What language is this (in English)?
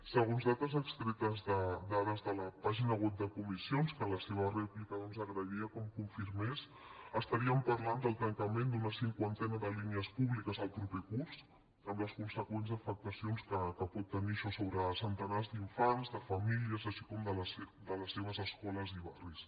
Catalan